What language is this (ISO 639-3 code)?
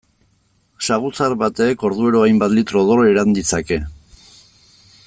eus